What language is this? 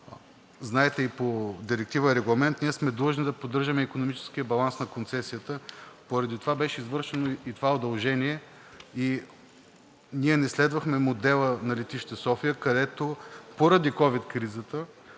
Bulgarian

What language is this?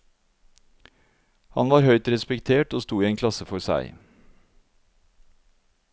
Norwegian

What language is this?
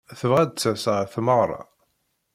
Kabyle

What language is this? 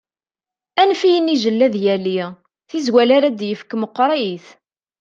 Kabyle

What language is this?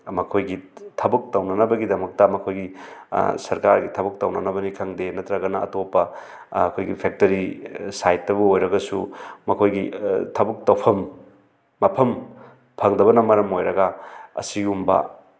Manipuri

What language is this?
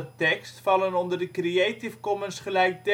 Dutch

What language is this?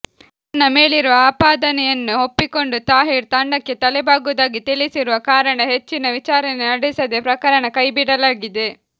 Kannada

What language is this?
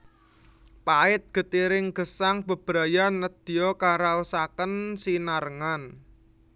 Javanese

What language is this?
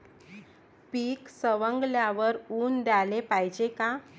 Marathi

